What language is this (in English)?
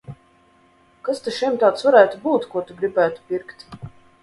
Latvian